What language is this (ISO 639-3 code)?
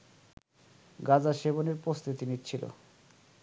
ben